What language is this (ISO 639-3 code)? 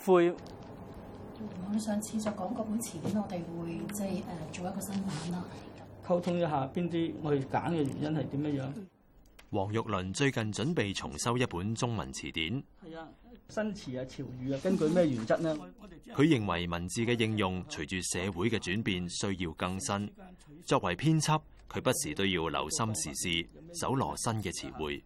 zho